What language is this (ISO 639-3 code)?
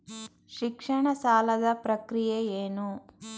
kan